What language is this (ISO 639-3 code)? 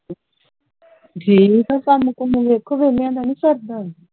pan